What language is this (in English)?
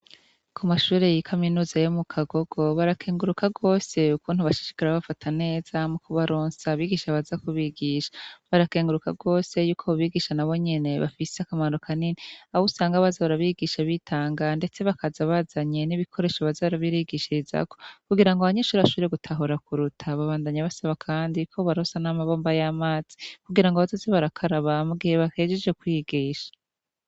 Rundi